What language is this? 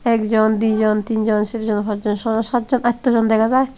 Chakma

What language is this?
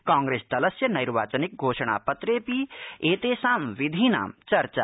Sanskrit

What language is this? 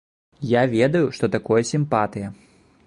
Belarusian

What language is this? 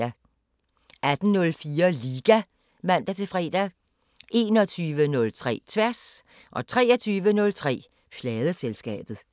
Danish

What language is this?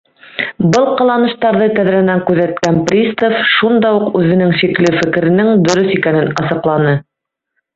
Bashkir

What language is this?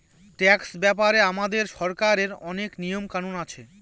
Bangla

